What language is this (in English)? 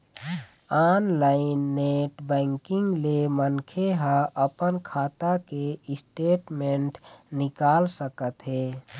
Chhattisgarhi